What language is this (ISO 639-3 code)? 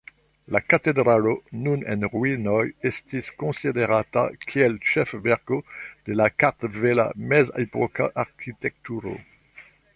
epo